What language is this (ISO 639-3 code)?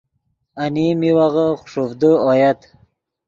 ydg